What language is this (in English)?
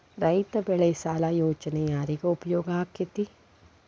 Kannada